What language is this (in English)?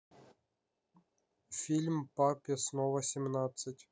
Russian